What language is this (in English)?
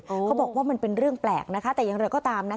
Thai